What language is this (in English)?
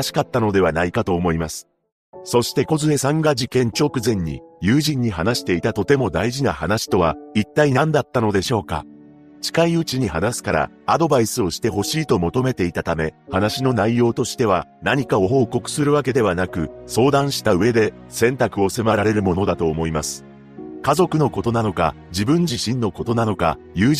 Japanese